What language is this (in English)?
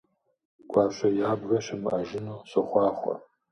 Kabardian